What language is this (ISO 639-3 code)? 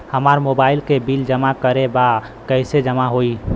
bho